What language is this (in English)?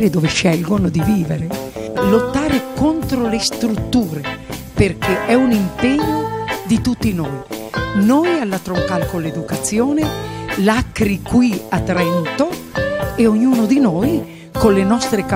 Italian